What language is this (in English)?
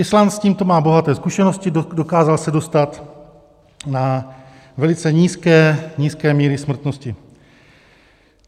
Czech